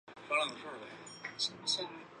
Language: Chinese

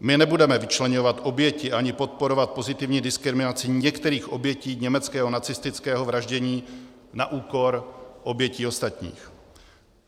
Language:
Czech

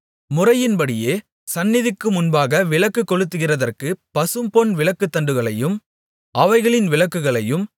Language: Tamil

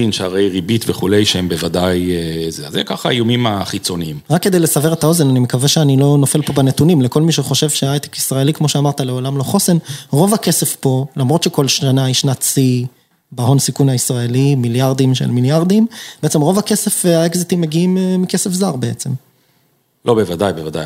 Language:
Hebrew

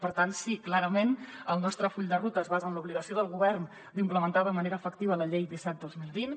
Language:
Catalan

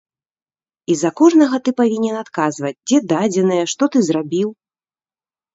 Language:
Belarusian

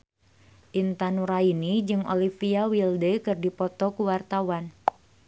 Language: Sundanese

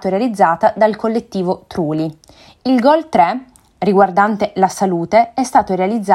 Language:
Italian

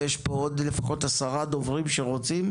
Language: Hebrew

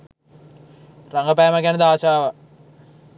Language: Sinhala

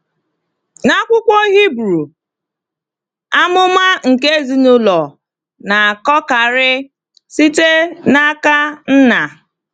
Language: Igbo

